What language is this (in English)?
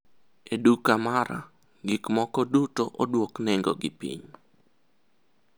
Luo (Kenya and Tanzania)